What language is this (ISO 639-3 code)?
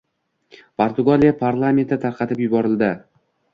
uzb